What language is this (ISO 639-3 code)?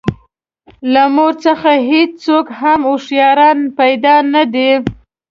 pus